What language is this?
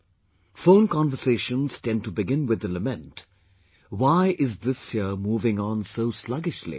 English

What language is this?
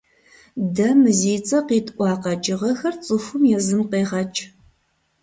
Kabardian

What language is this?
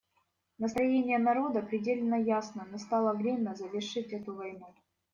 Russian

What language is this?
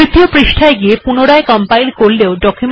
Bangla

